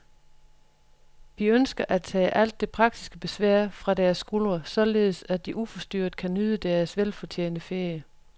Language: Danish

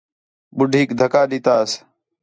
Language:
Khetrani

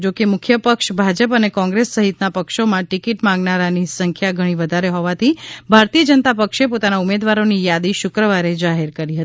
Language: Gujarati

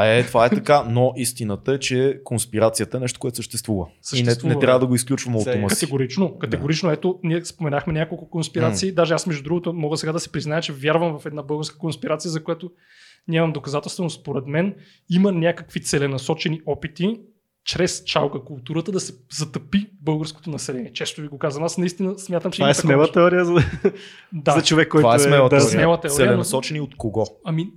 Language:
Bulgarian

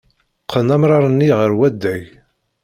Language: Kabyle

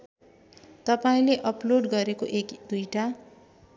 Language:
Nepali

